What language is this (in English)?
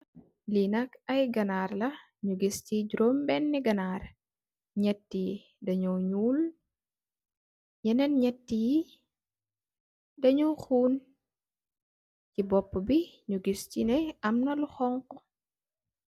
Wolof